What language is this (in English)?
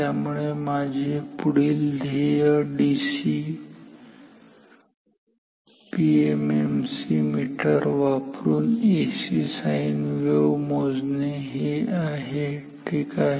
Marathi